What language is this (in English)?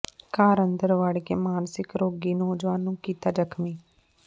Punjabi